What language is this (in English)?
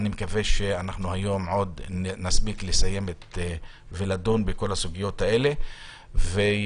Hebrew